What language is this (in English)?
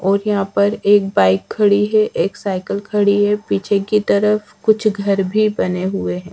Hindi